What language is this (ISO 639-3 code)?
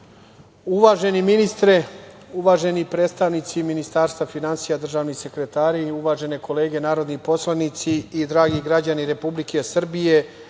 srp